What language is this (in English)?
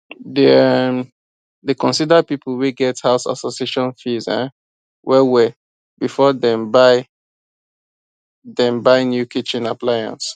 Nigerian Pidgin